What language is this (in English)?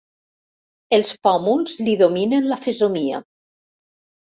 Catalan